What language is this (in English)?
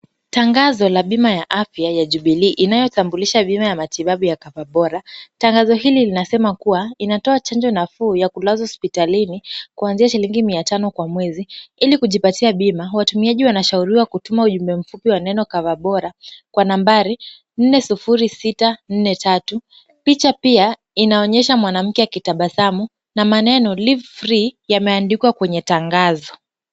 Swahili